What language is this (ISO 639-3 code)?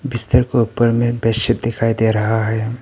hin